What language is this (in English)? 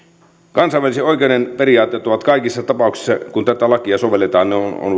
Finnish